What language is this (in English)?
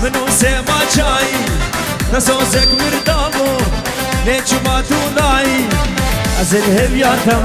Arabic